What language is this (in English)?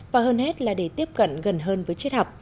Vietnamese